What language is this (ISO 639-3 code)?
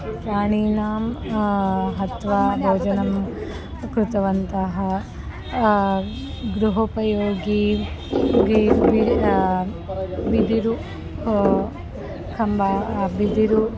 san